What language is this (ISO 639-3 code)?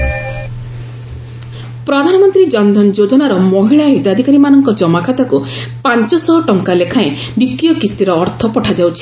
ori